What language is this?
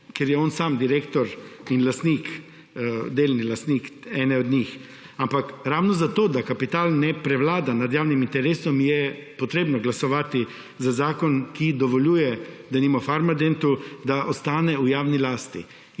Slovenian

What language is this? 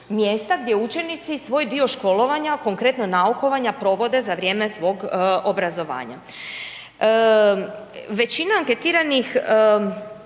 Croatian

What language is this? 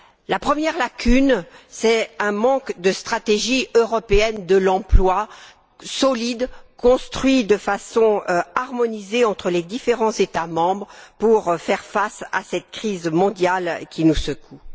French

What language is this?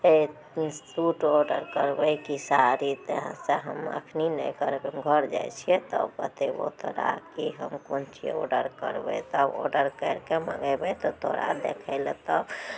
Maithili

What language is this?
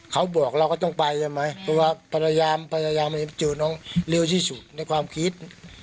Thai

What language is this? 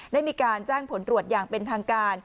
Thai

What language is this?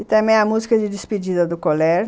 Portuguese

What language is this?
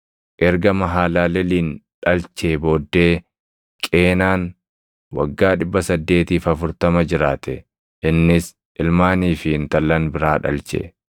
Oromo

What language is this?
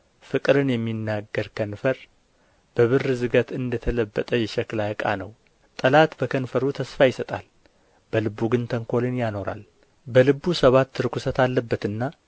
Amharic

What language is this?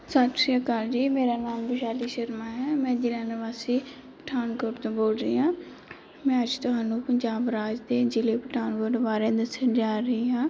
Punjabi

